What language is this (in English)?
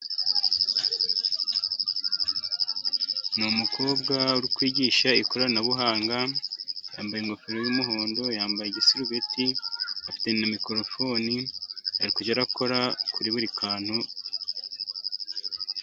Kinyarwanda